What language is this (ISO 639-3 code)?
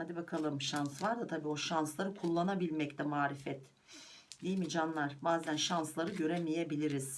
tur